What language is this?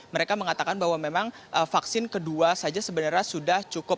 Indonesian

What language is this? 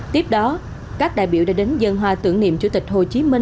Vietnamese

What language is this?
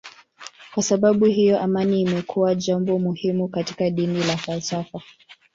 Swahili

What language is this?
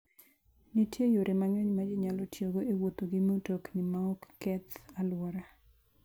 Luo (Kenya and Tanzania)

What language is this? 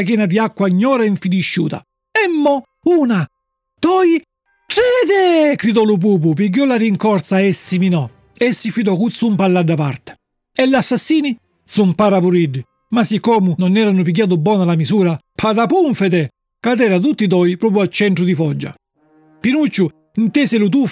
Italian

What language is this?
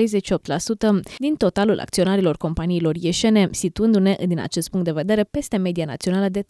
Romanian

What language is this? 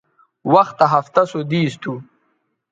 Bateri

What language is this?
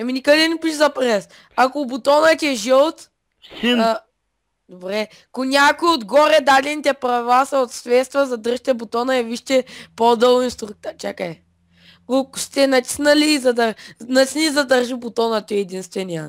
Bulgarian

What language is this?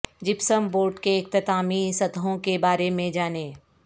Urdu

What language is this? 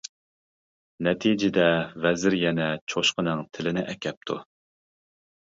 Uyghur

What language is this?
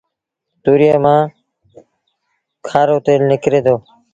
Sindhi Bhil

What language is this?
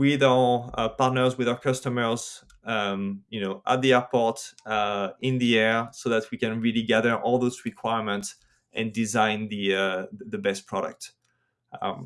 English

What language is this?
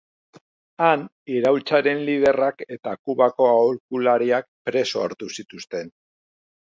Basque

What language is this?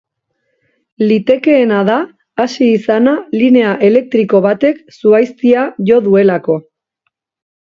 Basque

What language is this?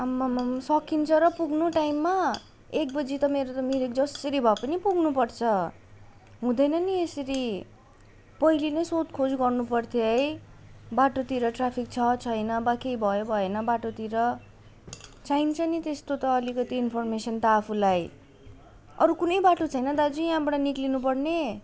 Nepali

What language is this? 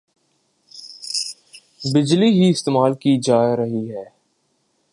Urdu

